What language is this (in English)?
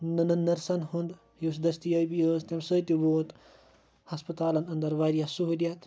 Kashmiri